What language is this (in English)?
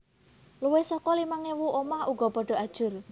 Javanese